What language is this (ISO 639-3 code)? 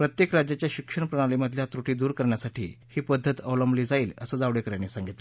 mar